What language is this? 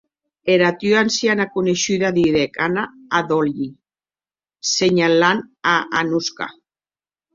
Occitan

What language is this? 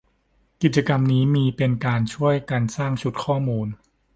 Thai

